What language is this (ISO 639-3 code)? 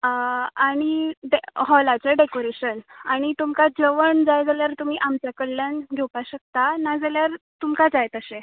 kok